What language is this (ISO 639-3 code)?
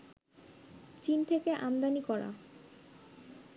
ben